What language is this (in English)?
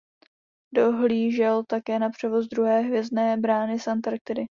Czech